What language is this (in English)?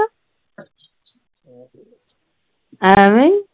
Punjabi